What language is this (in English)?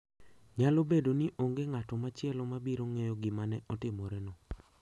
Luo (Kenya and Tanzania)